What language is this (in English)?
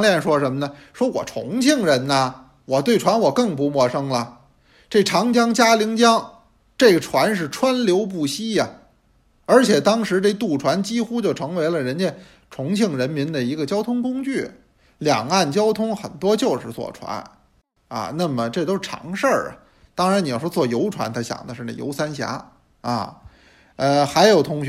Chinese